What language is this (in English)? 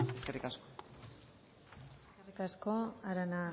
Basque